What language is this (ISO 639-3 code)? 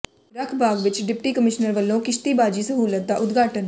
pan